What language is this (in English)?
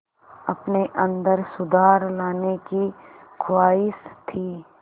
Hindi